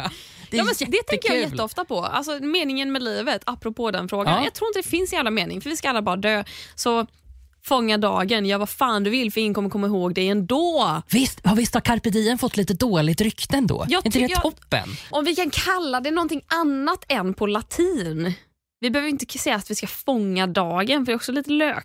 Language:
Swedish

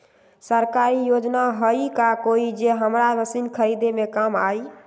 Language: Magahi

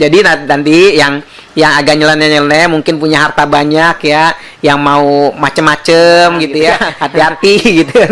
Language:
Indonesian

